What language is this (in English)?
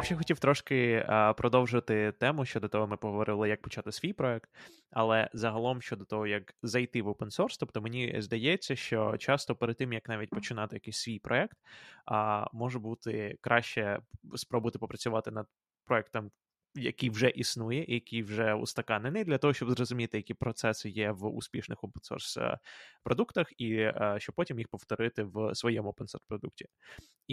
Ukrainian